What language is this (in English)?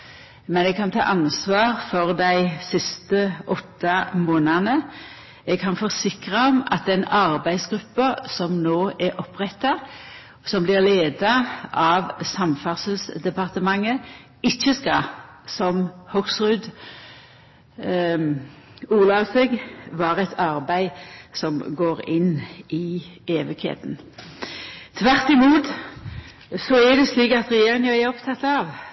Norwegian Nynorsk